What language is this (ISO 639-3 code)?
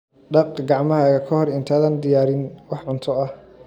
som